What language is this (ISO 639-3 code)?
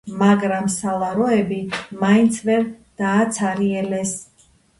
kat